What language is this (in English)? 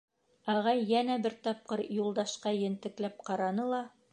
Bashkir